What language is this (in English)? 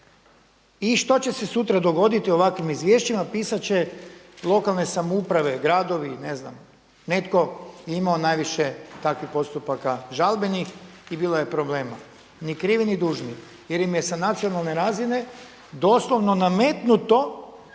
Croatian